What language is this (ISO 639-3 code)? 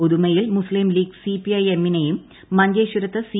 mal